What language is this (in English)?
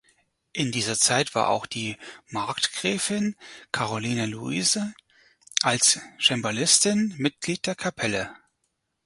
German